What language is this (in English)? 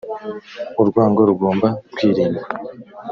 Kinyarwanda